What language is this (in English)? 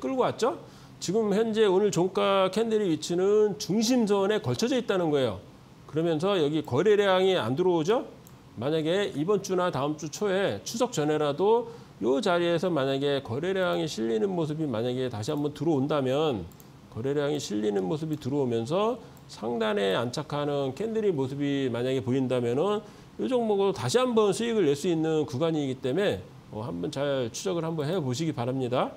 Korean